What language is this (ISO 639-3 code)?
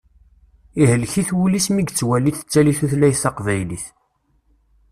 kab